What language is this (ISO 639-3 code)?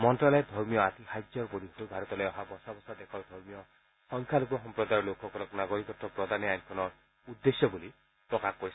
asm